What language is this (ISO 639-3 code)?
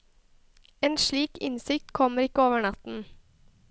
nor